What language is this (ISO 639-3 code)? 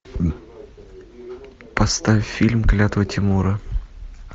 rus